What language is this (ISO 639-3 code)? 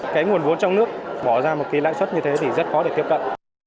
vie